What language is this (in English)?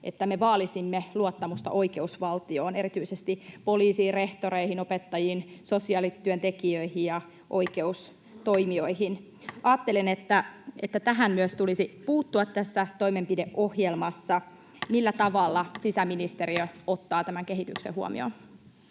Finnish